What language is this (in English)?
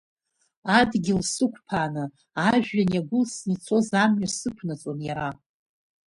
Abkhazian